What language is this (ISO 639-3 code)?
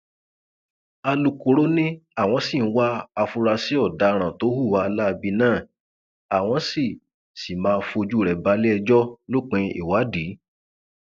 yor